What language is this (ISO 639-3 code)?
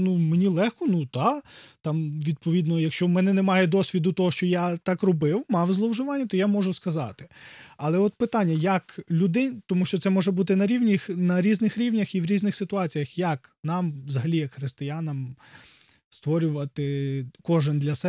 ukr